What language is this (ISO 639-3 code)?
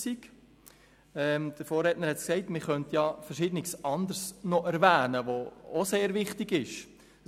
gsw